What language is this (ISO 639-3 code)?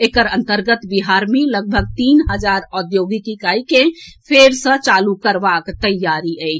mai